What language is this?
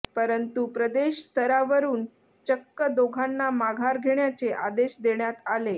Marathi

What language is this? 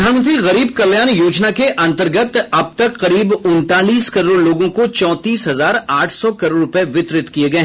Hindi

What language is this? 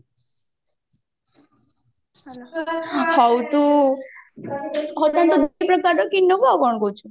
Odia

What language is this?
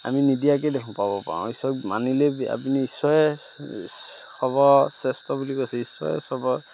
Assamese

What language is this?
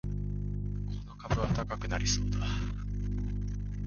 Japanese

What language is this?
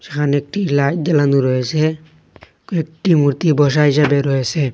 Bangla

